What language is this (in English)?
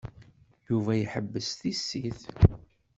Kabyle